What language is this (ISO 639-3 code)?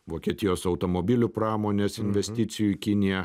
lit